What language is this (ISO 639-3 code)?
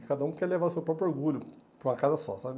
por